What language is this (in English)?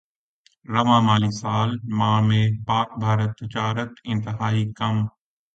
Urdu